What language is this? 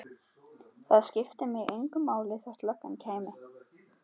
Icelandic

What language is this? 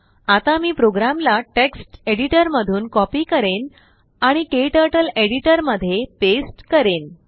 Marathi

